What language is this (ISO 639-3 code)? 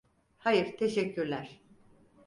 tur